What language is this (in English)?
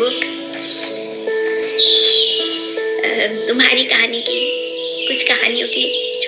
Hindi